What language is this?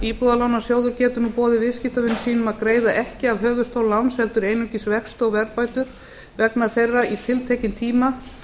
Icelandic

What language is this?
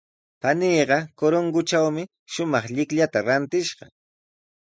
Sihuas Ancash Quechua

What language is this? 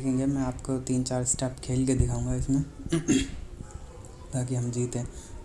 Hindi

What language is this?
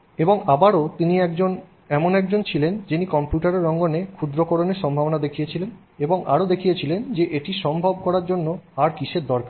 Bangla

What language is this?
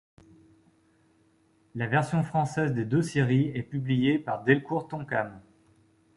French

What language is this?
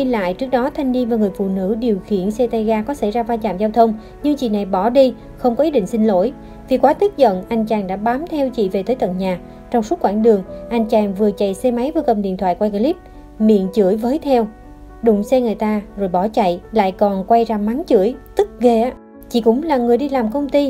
Vietnamese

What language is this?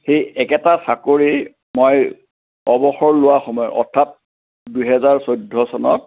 Assamese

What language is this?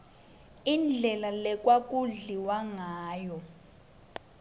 Swati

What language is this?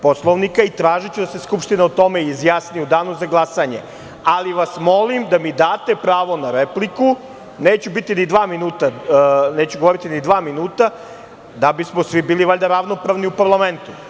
Serbian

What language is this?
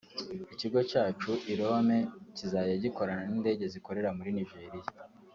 Kinyarwanda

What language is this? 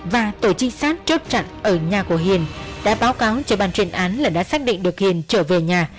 Vietnamese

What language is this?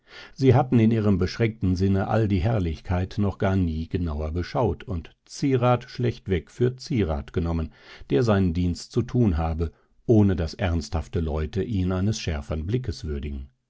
German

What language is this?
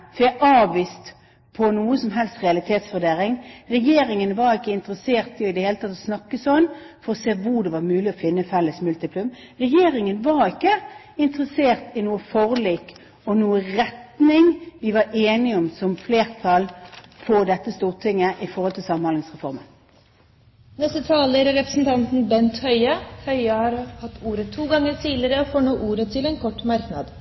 Norwegian Bokmål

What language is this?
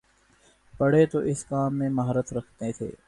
Urdu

